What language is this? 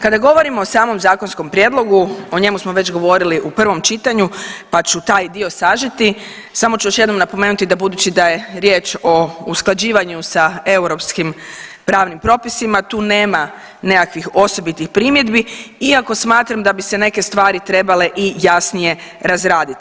Croatian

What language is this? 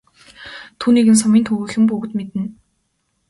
Mongolian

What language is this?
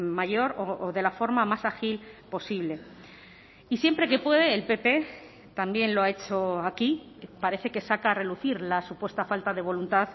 Spanish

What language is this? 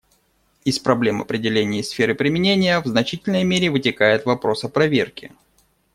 Russian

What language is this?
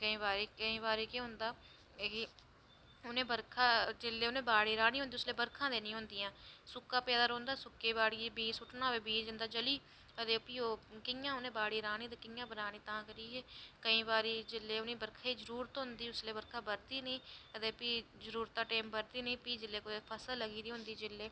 Dogri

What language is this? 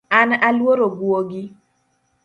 Luo (Kenya and Tanzania)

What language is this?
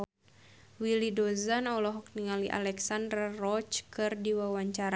Sundanese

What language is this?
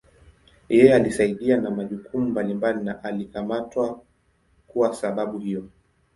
Swahili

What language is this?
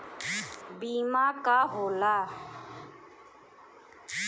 Bhojpuri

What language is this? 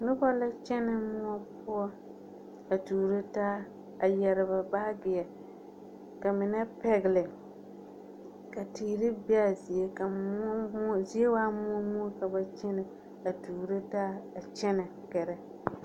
Southern Dagaare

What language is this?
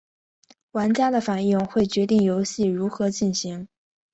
Chinese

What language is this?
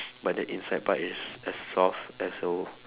English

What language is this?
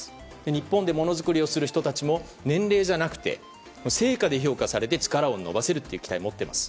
Japanese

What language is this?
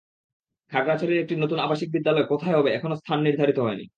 Bangla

